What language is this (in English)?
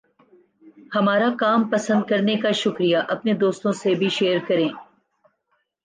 Urdu